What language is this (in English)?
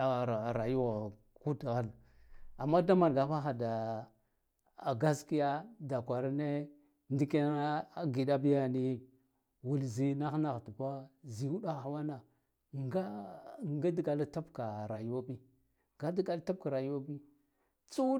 Guduf-Gava